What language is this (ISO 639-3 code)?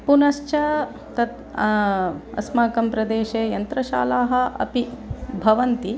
san